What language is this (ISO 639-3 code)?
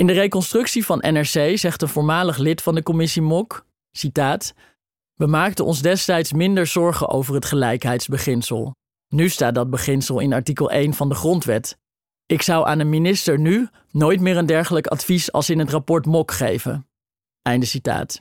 nld